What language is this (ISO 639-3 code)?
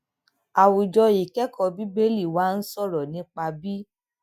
yor